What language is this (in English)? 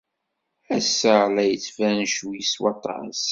Kabyle